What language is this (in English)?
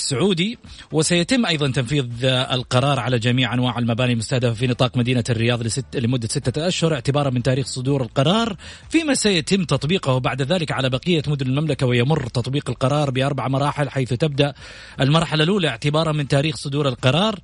Arabic